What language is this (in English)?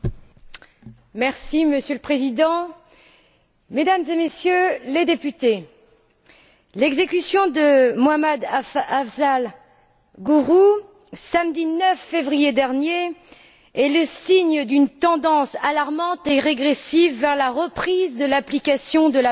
French